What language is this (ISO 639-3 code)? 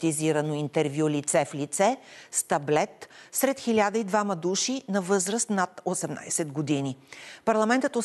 bul